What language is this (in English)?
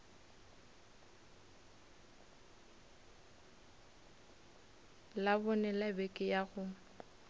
Northern Sotho